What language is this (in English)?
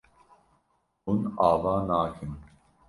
Kurdish